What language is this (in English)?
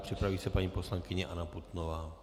Czech